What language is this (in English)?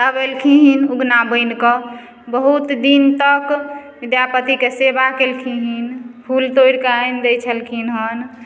Maithili